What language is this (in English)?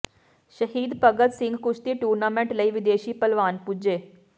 Punjabi